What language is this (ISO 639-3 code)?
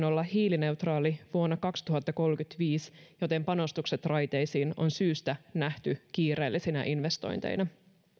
fin